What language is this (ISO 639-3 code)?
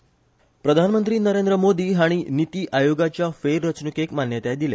kok